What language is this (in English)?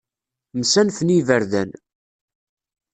Kabyle